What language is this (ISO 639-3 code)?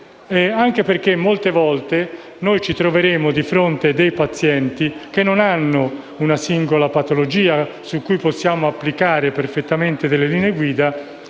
ita